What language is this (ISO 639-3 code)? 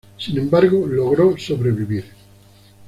spa